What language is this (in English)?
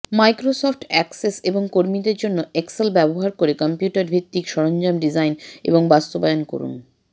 Bangla